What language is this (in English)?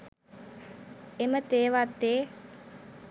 Sinhala